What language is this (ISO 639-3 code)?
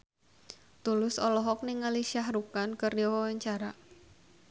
sun